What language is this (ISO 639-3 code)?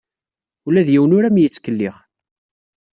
kab